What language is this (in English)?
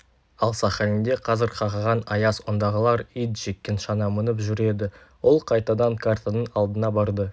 Kazakh